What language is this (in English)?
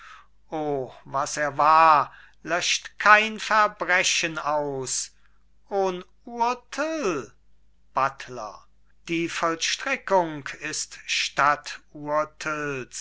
German